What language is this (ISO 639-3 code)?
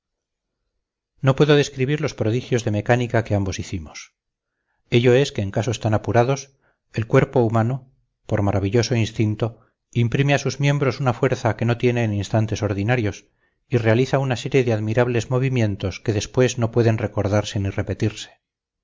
spa